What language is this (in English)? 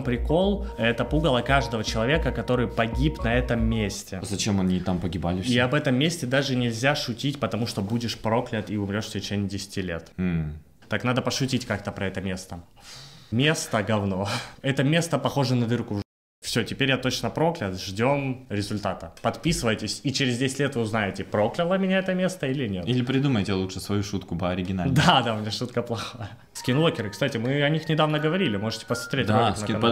Russian